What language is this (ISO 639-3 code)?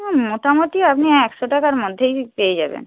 ben